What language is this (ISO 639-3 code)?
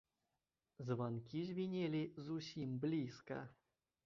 bel